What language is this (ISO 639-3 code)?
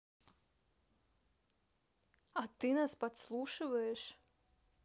rus